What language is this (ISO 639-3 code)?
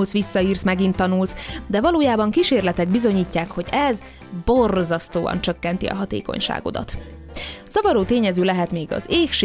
hun